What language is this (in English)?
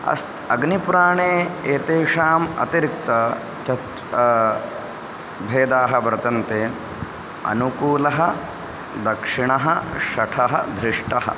Sanskrit